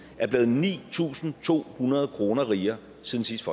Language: Danish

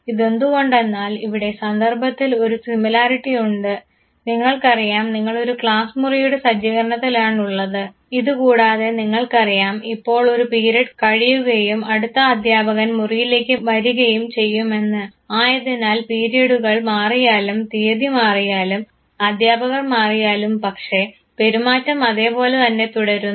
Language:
Malayalam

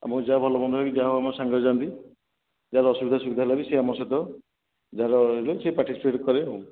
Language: Odia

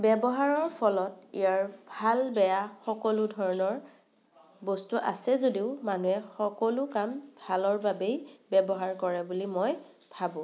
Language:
Assamese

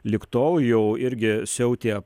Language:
Lithuanian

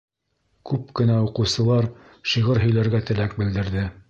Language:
Bashkir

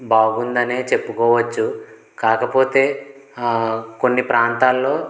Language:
Telugu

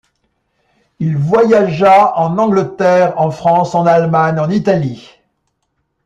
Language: French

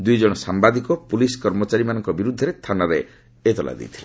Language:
Odia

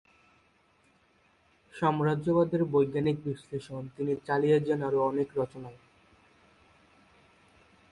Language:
Bangla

